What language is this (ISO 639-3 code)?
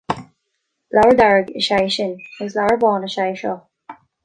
gle